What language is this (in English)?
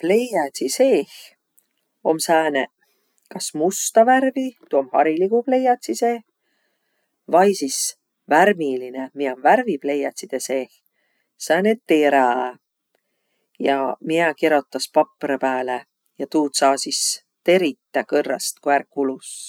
Võro